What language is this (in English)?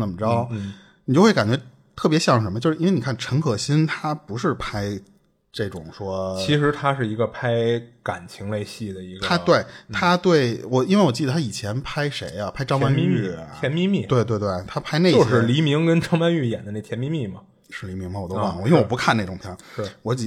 Chinese